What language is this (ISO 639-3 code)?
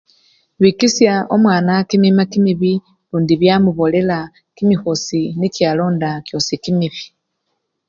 luy